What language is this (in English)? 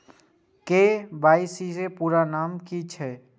Maithili